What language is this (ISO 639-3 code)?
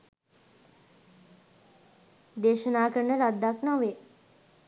sin